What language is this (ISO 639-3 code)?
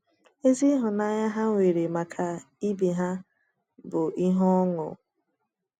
ibo